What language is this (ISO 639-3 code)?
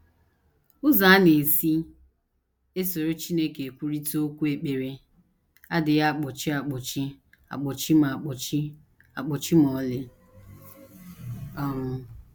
ibo